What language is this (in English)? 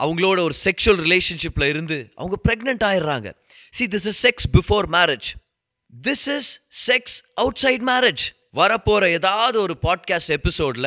Tamil